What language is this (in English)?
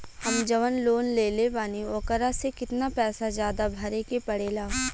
Bhojpuri